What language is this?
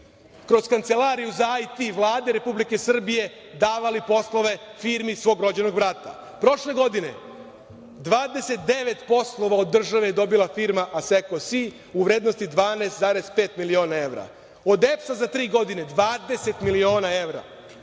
Serbian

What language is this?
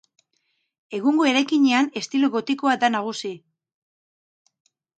Basque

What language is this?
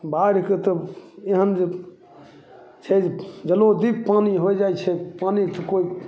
Maithili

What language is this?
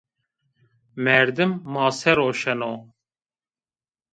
Zaza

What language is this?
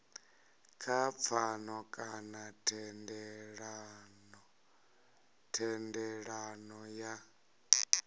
Venda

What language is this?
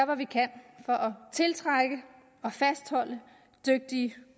Danish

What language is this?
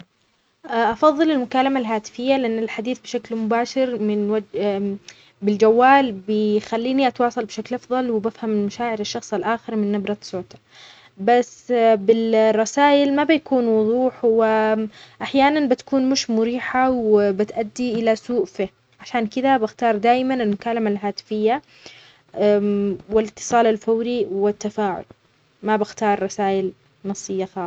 Omani Arabic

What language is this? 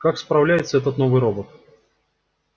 Russian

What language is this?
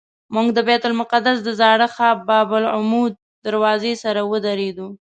Pashto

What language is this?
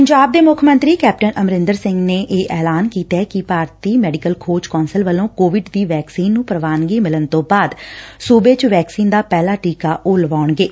Punjabi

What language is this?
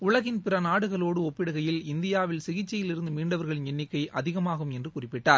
Tamil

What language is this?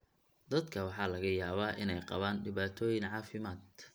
Somali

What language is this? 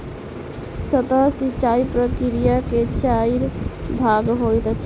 Maithili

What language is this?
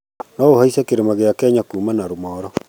Kikuyu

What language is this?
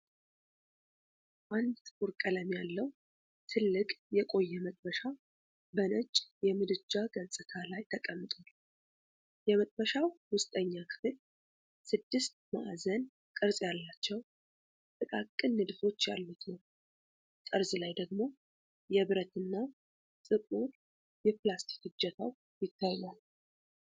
Amharic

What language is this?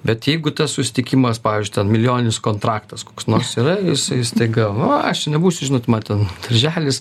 Lithuanian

